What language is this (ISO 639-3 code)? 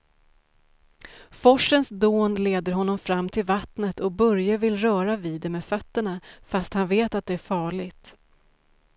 swe